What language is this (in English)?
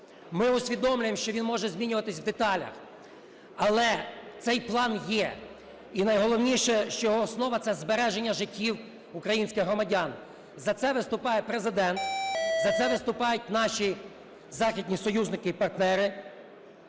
Ukrainian